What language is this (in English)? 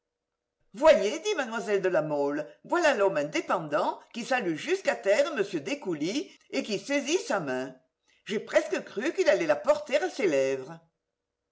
French